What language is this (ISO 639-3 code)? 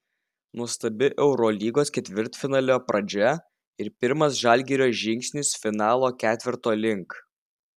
lit